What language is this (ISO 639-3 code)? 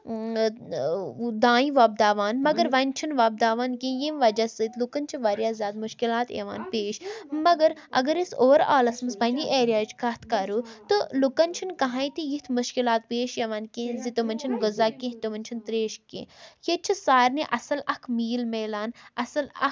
kas